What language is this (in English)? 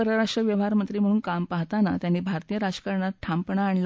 Marathi